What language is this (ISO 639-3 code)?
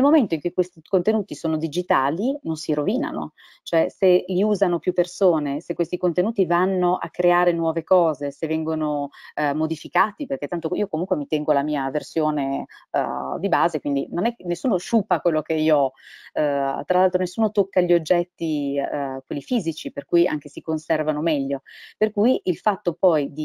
ita